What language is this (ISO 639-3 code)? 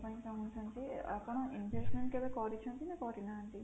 ori